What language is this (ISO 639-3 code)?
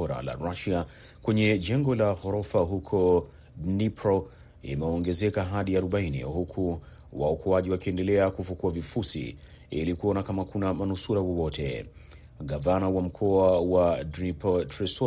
swa